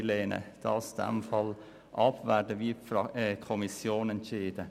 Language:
Swiss German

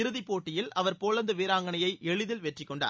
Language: Tamil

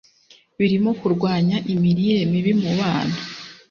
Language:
Kinyarwanda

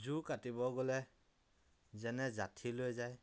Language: Assamese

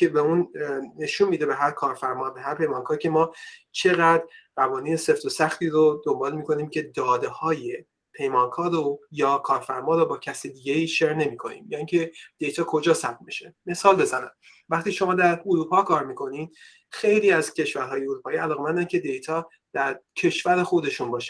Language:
Persian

